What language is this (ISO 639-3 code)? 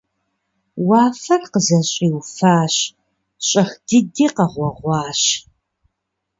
kbd